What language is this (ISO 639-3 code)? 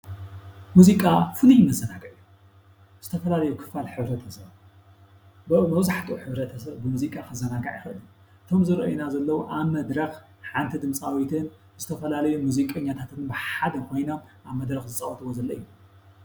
tir